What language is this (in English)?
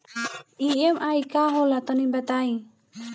Bhojpuri